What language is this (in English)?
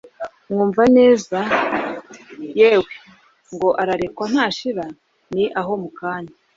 Kinyarwanda